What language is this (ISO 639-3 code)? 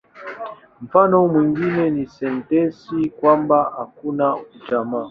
swa